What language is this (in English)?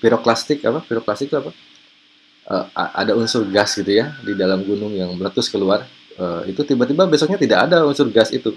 Indonesian